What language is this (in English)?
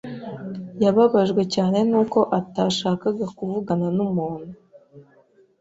Kinyarwanda